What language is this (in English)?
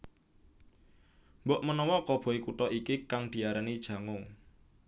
Javanese